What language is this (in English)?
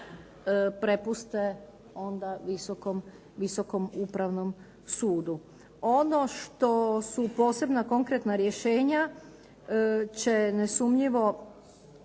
Croatian